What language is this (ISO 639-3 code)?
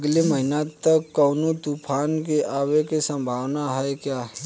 bho